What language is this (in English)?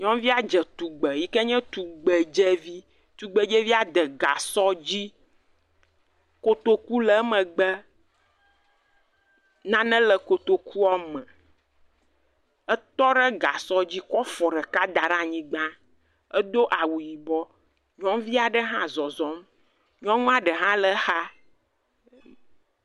Ewe